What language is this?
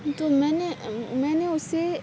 Urdu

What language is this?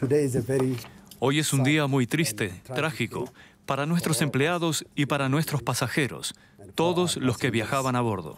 Spanish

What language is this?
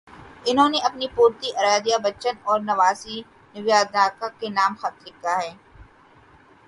Urdu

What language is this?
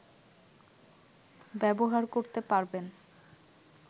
Bangla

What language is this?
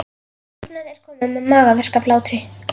Icelandic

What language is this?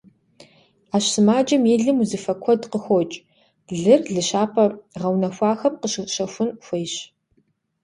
Kabardian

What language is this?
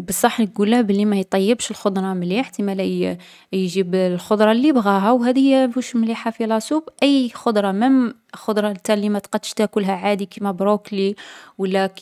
Algerian Arabic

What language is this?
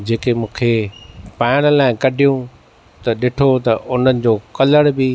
Sindhi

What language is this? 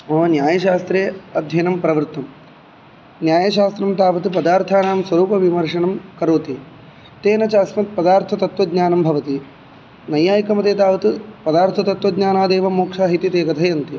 Sanskrit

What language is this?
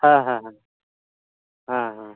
Santali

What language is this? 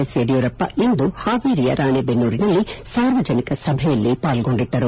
Kannada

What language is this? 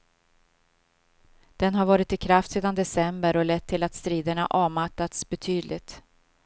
Swedish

